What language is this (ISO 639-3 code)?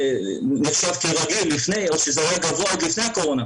heb